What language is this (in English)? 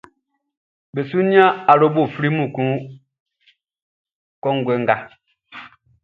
Baoulé